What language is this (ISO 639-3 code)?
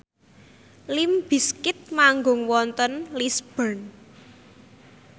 jav